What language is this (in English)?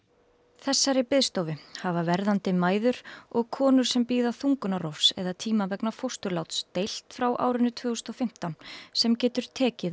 Icelandic